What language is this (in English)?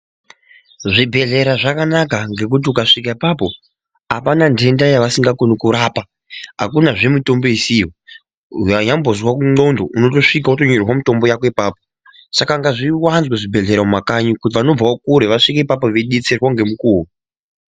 Ndau